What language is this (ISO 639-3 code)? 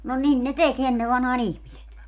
fin